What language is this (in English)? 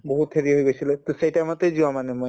Assamese